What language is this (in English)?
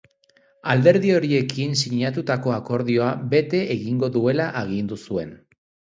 Basque